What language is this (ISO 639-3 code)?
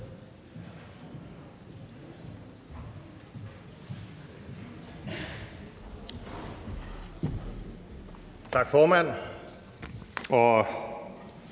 dan